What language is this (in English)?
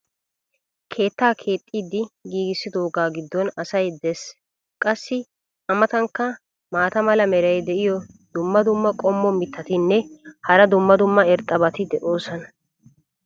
Wolaytta